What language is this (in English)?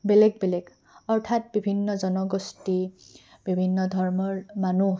Assamese